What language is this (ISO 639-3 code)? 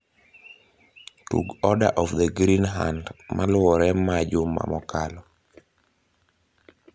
luo